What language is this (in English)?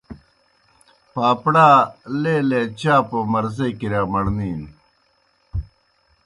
Kohistani Shina